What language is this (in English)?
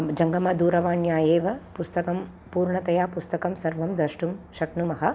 Sanskrit